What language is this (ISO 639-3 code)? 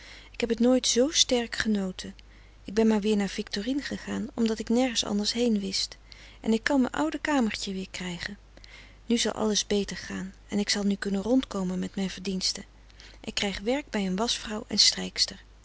nld